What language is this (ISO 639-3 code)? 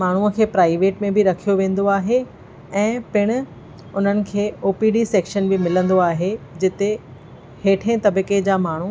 snd